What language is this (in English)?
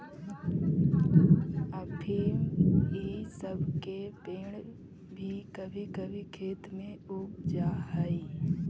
Magahi